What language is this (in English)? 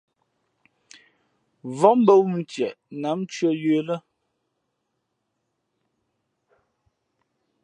Fe'fe'